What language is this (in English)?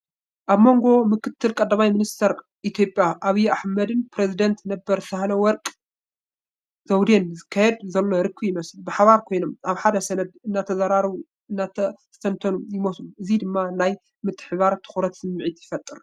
Tigrinya